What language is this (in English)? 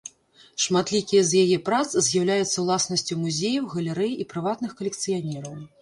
Belarusian